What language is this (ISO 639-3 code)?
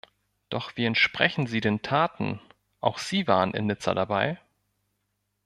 deu